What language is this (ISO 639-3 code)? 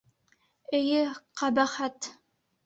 bak